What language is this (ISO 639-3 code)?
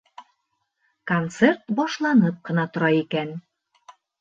bak